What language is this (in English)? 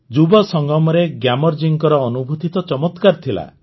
Odia